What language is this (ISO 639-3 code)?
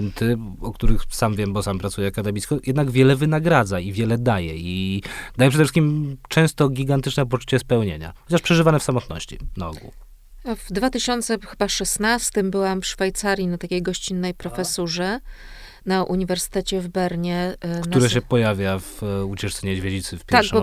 pol